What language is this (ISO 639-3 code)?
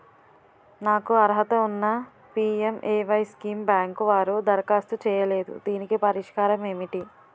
tel